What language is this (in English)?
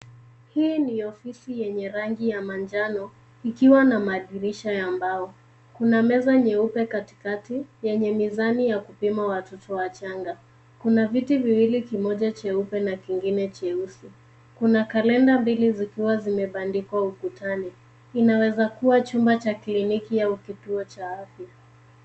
Swahili